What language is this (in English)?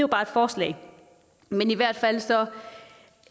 Danish